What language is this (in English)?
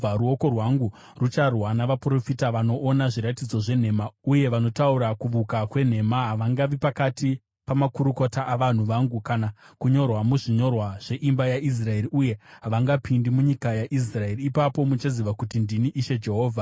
Shona